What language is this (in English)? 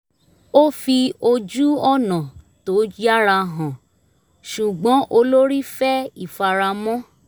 Yoruba